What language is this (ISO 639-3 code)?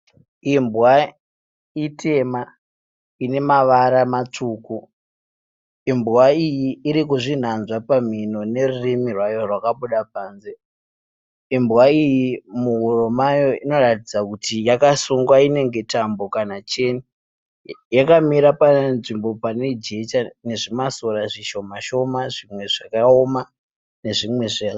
sna